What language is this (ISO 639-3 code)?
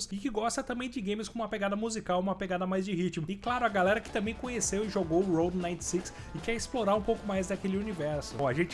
por